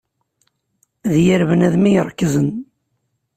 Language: Kabyle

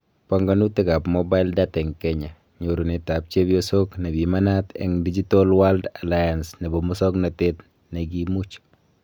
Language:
Kalenjin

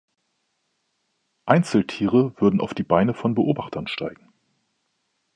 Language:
German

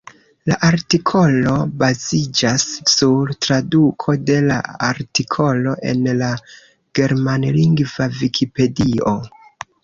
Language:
Esperanto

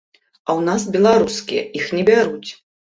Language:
Belarusian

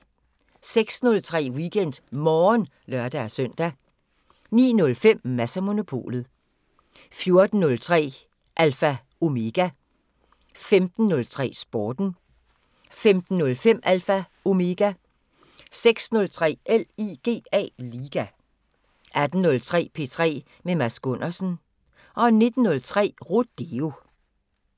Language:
Danish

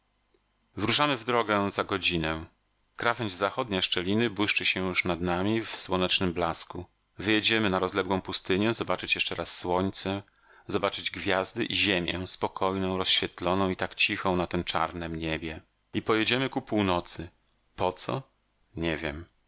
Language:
Polish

